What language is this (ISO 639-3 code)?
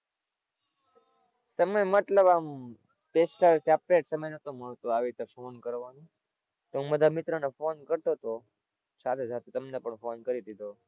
guj